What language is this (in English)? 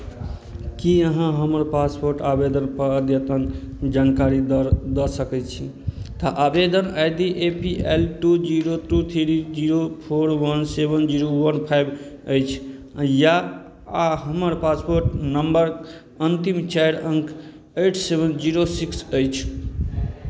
Maithili